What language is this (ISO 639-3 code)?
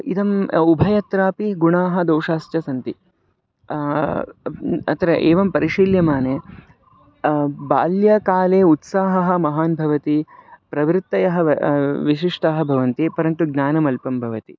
san